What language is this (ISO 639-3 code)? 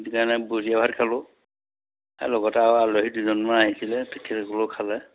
asm